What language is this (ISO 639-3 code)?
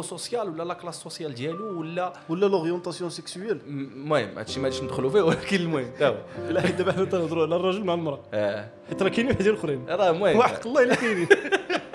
ara